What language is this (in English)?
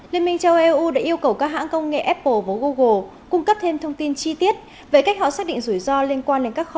Vietnamese